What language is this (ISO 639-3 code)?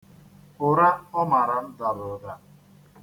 ibo